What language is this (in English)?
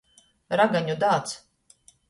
Latgalian